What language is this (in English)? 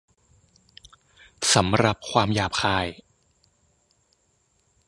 Thai